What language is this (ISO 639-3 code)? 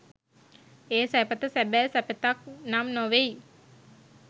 sin